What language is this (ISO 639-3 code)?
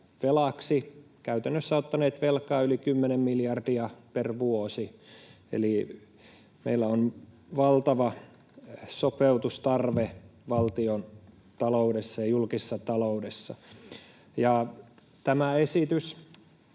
fin